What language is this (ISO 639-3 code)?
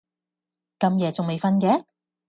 yue